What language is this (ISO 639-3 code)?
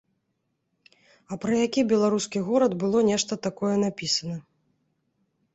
bel